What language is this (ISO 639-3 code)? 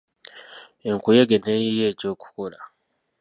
lug